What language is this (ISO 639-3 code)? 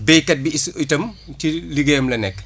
wol